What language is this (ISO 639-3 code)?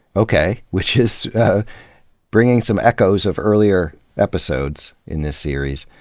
eng